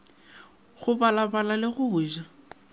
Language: Northern Sotho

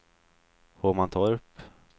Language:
Swedish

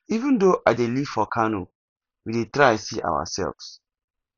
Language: Nigerian Pidgin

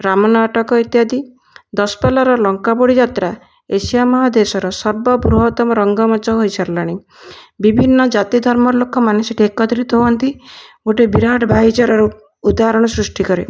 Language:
Odia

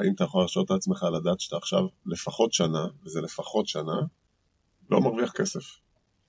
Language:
Hebrew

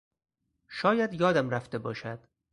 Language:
Persian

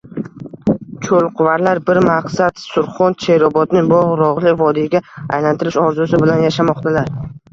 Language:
Uzbek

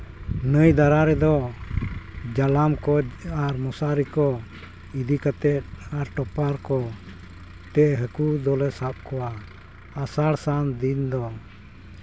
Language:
Santali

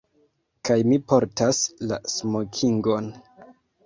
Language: Esperanto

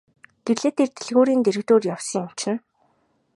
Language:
Mongolian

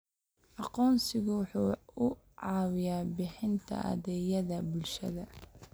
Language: Somali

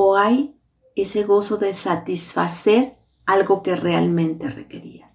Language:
Spanish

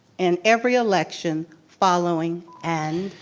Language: English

